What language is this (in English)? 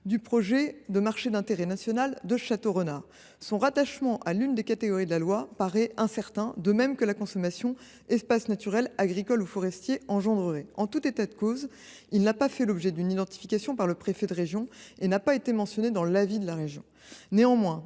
French